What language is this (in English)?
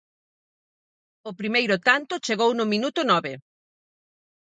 Galician